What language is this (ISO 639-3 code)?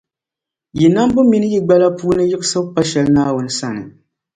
dag